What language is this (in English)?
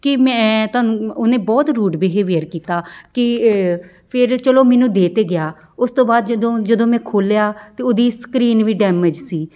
Punjabi